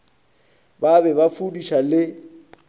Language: Northern Sotho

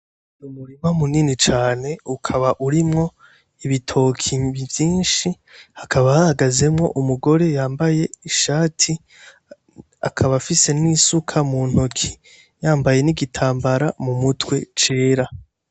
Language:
Rundi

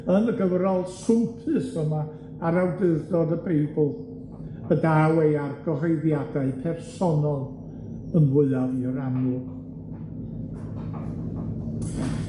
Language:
Welsh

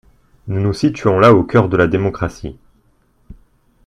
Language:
French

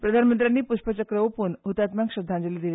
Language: Konkani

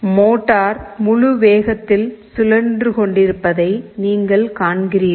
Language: Tamil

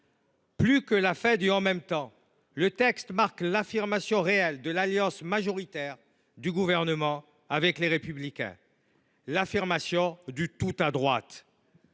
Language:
French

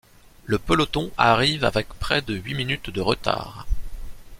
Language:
French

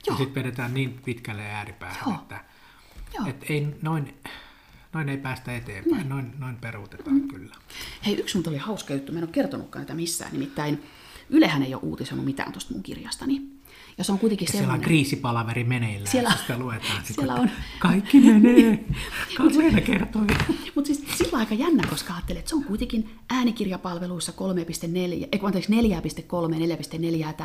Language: Finnish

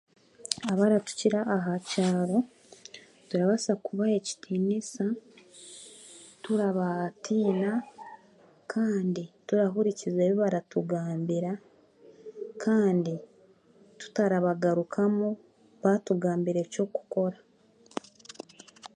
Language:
Chiga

